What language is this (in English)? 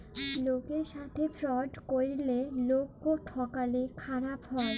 Bangla